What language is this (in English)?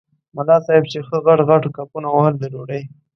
Pashto